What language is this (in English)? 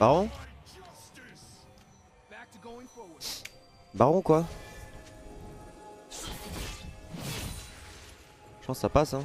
French